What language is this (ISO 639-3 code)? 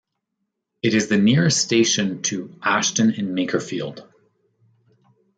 eng